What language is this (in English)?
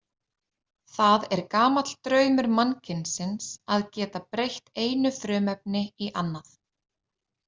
Icelandic